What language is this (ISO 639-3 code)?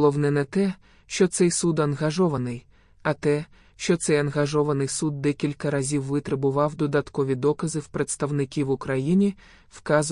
ukr